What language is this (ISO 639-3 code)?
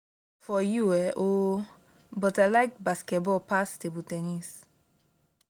pcm